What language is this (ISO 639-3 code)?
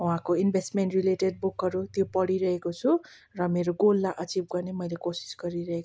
nep